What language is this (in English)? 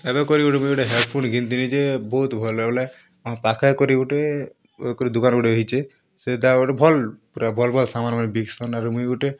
Odia